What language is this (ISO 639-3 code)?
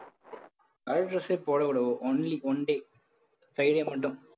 tam